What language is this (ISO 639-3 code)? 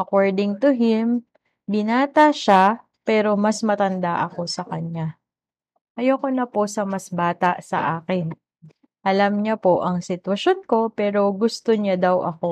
fil